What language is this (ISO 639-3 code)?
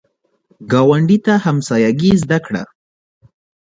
pus